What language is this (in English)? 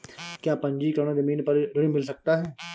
Hindi